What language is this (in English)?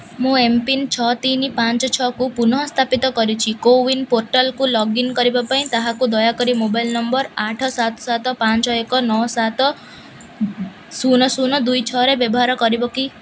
Odia